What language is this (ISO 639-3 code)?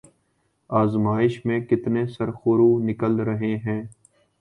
urd